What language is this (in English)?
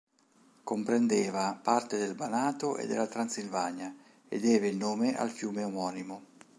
Italian